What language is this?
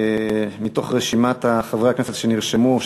Hebrew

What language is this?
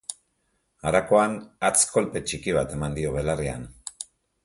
Basque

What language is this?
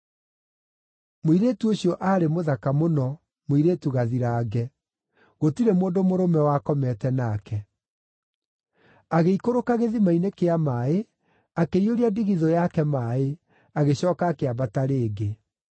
Kikuyu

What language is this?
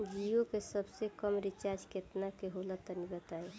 Bhojpuri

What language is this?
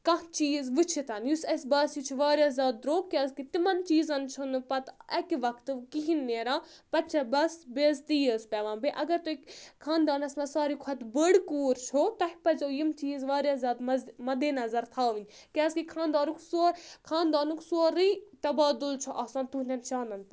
Kashmiri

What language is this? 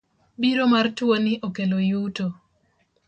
Luo (Kenya and Tanzania)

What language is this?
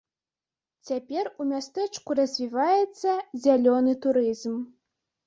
Belarusian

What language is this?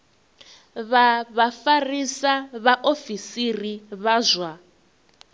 Venda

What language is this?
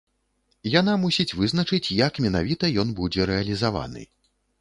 Belarusian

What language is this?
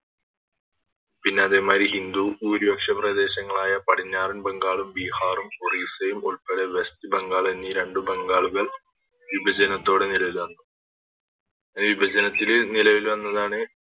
Malayalam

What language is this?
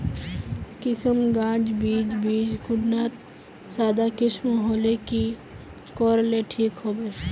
Magahi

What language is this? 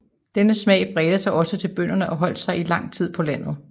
Danish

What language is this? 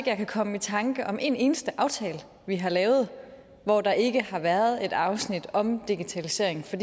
Danish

